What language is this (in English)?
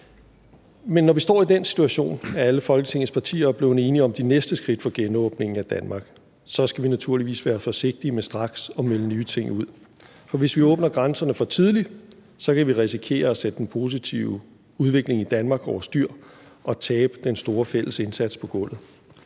Danish